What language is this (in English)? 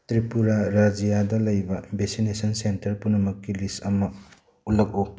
Manipuri